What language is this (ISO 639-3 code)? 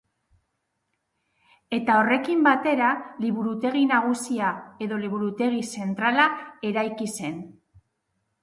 eus